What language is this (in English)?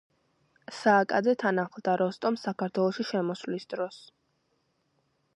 Georgian